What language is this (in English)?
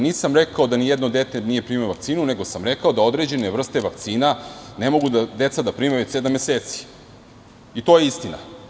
Serbian